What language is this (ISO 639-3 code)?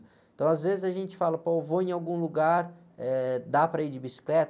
por